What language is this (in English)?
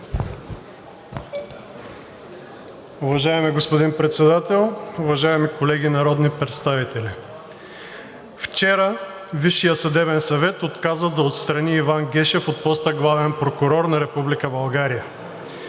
Bulgarian